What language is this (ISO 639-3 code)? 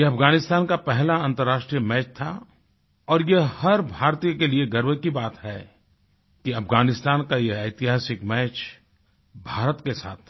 hin